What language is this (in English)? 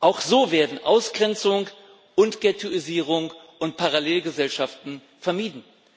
German